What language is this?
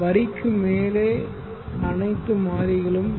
Tamil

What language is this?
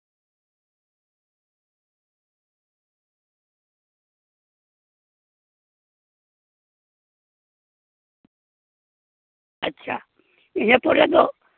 Santali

